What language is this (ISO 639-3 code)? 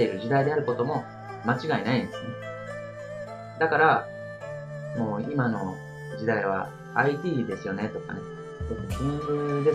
jpn